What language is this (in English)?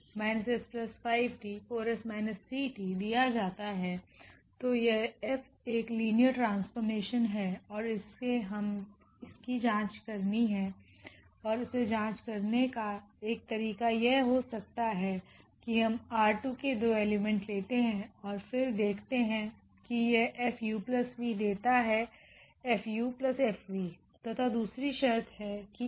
Hindi